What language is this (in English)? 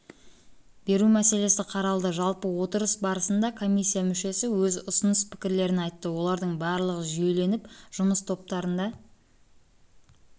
Kazakh